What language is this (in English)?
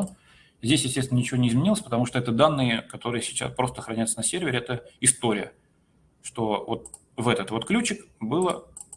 Russian